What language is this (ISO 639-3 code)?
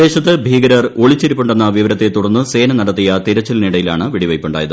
mal